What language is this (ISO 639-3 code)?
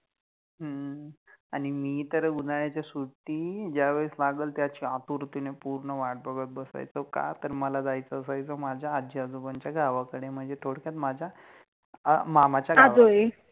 mar